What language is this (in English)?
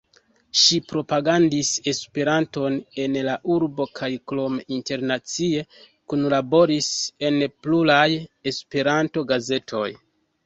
Esperanto